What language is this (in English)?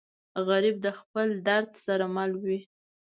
Pashto